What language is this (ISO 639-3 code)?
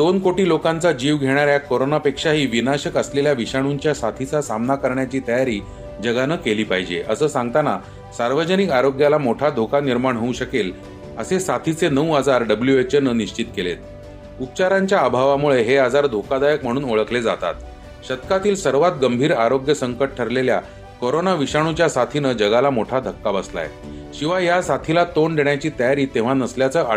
mar